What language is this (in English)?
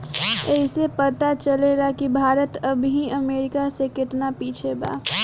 Bhojpuri